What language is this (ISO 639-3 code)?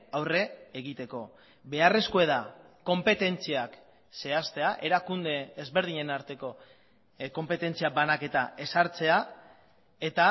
eus